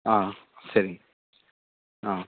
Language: Tamil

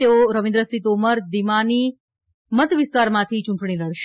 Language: Gujarati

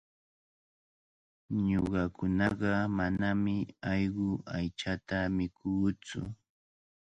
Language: Cajatambo North Lima Quechua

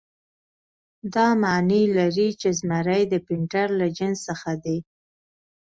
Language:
Pashto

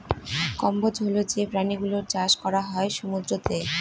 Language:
Bangla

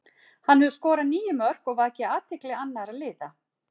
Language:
Icelandic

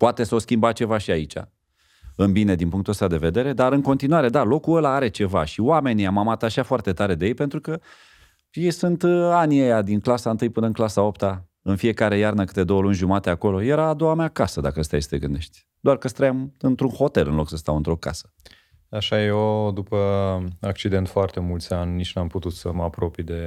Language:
Romanian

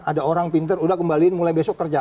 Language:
Indonesian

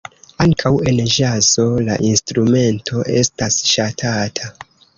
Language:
Esperanto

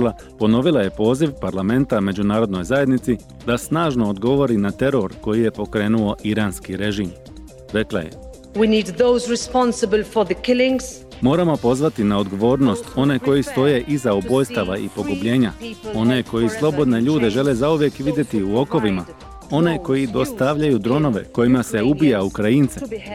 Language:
Croatian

